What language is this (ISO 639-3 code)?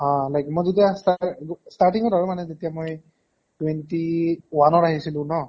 asm